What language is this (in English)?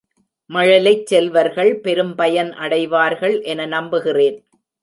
Tamil